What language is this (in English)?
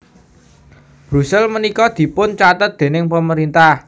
Javanese